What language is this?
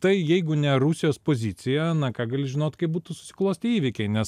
Lithuanian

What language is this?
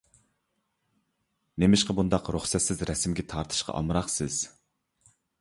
Uyghur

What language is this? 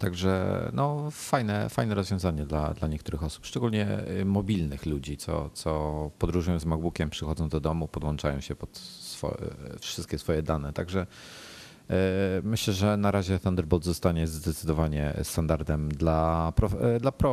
Polish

